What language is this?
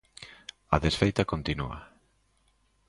Galician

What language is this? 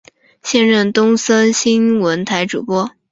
Chinese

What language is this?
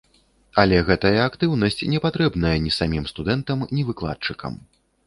Belarusian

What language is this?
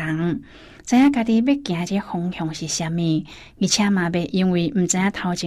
Chinese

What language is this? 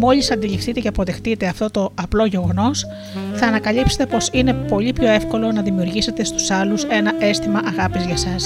Greek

